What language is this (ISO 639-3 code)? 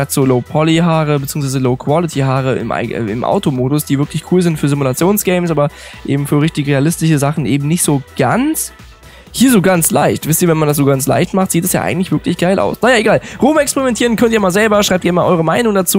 deu